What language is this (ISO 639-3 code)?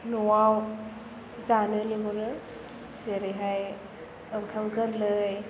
brx